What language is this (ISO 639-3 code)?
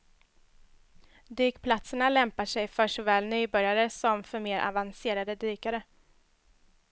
swe